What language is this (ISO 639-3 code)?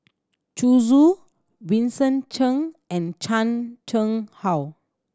eng